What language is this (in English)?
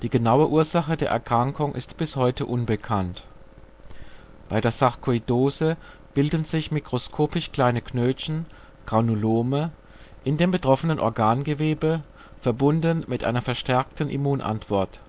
German